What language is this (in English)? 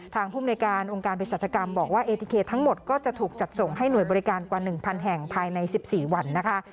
Thai